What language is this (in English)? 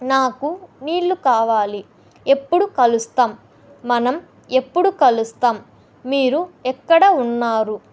Telugu